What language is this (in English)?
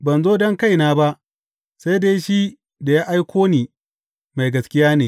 Hausa